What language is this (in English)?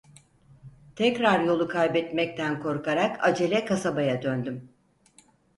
Turkish